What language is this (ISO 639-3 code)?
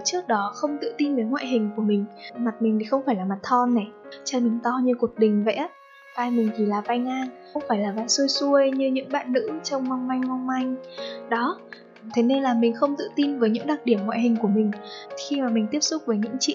vie